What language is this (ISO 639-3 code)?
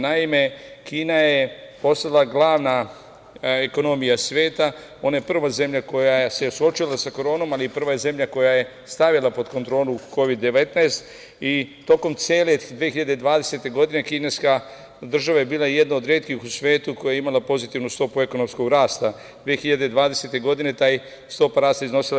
srp